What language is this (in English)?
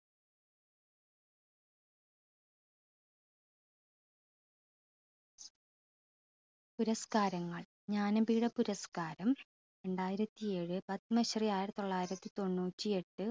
Malayalam